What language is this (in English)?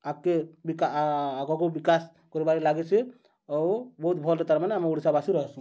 Odia